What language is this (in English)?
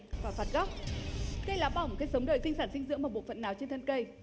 Vietnamese